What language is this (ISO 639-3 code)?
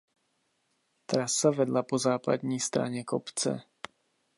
ces